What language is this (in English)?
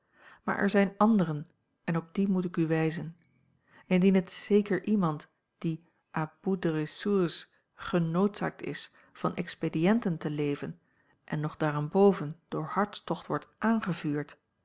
Dutch